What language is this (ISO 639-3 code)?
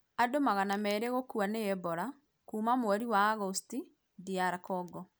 kik